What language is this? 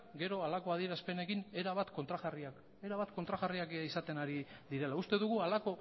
Basque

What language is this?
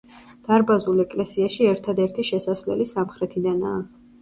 Georgian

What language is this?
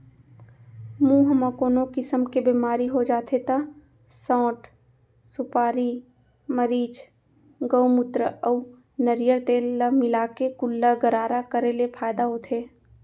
Chhattisgarhi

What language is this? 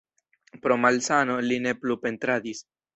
Esperanto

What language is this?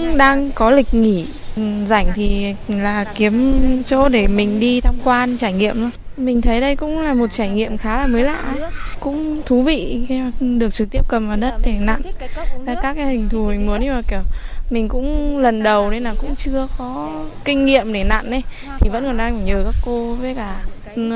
Vietnamese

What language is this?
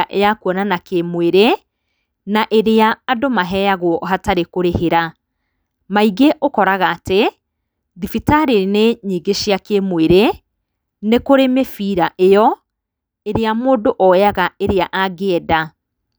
Kikuyu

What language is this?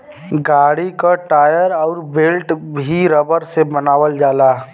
Bhojpuri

